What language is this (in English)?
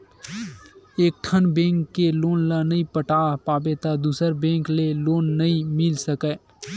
Chhattisgarhi